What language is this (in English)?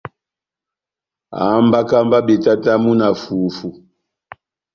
Batanga